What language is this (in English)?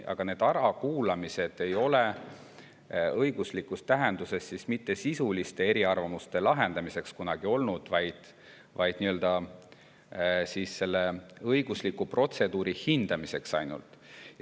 Estonian